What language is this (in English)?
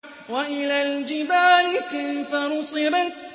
Arabic